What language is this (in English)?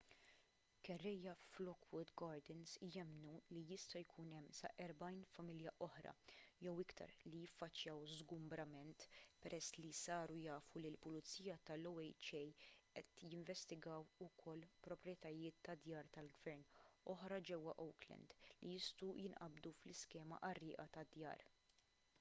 Maltese